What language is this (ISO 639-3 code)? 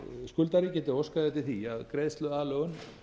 isl